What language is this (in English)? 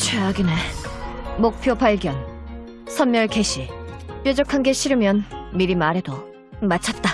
Korean